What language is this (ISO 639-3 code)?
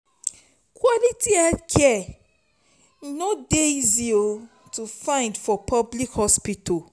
pcm